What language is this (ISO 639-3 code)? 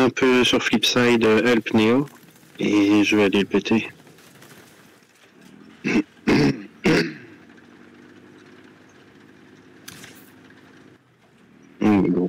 fra